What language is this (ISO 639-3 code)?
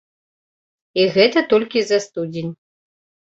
bel